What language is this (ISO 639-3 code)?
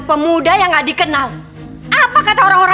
ind